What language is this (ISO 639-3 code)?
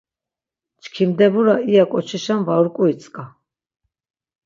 lzz